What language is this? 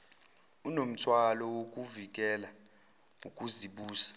Zulu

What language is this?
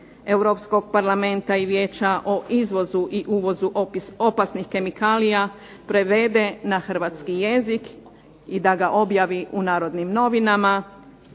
Croatian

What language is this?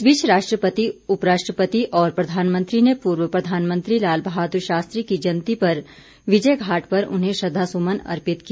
Hindi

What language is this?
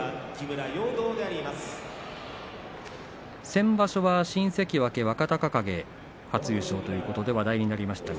Japanese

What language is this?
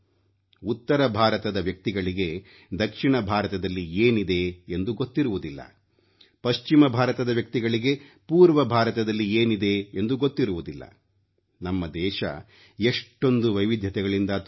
Kannada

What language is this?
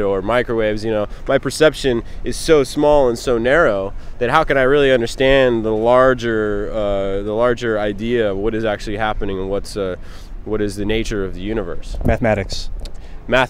English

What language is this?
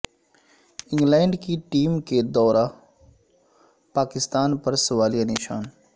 Urdu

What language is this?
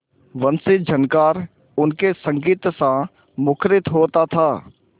Hindi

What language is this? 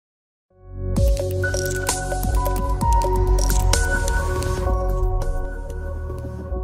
Indonesian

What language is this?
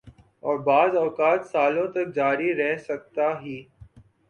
Urdu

